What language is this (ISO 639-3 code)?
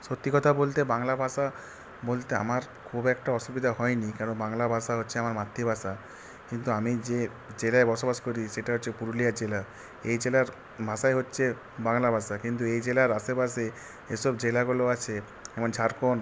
ben